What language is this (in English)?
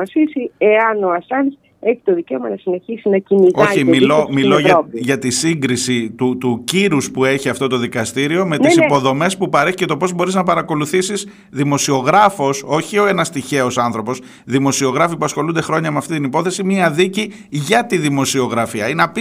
Greek